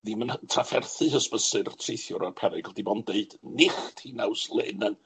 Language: Welsh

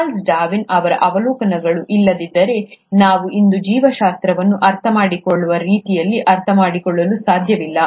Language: Kannada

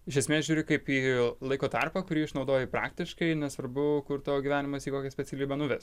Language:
Lithuanian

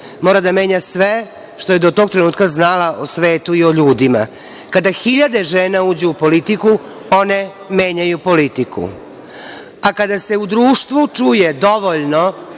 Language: Serbian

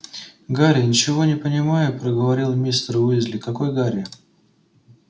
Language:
Russian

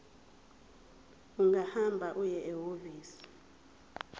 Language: Zulu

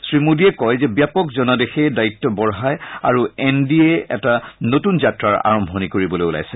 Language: Assamese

